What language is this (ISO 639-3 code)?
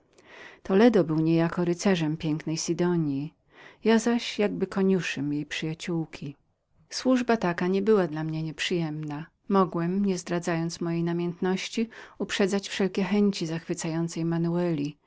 pol